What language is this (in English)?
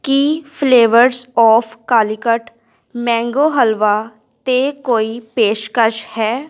Punjabi